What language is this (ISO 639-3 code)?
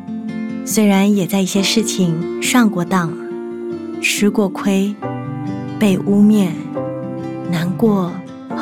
zho